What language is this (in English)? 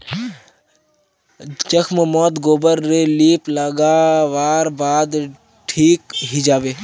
Magahi